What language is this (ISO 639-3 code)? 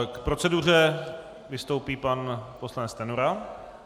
ces